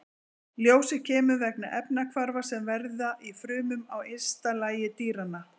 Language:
Icelandic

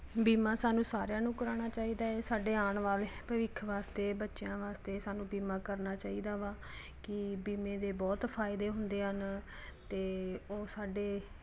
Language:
Punjabi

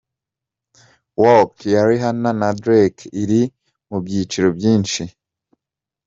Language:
Kinyarwanda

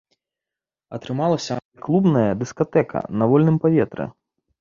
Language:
Belarusian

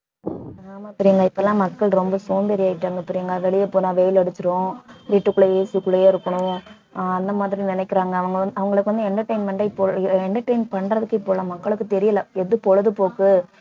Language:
Tamil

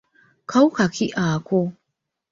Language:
Ganda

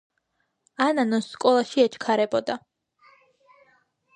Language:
Georgian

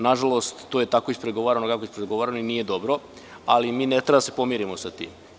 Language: Serbian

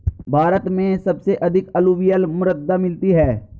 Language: Hindi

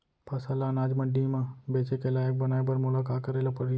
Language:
Chhattisgarhi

